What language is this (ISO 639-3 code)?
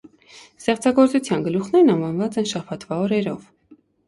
hye